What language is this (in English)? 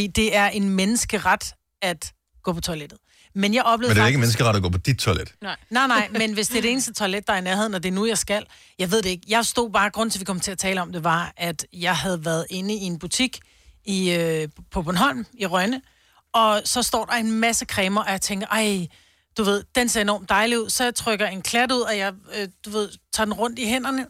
Danish